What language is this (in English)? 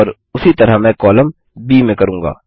Hindi